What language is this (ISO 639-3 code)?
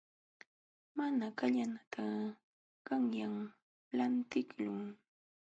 qxw